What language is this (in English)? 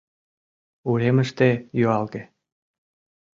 Mari